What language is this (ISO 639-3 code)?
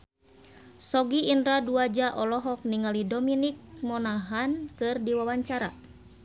sun